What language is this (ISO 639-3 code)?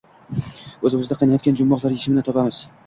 uzb